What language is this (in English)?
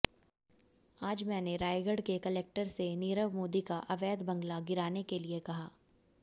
Hindi